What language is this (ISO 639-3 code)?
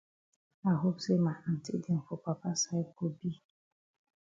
wes